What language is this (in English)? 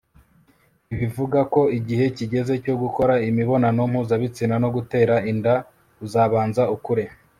Kinyarwanda